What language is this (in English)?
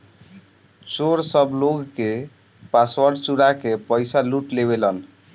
Bhojpuri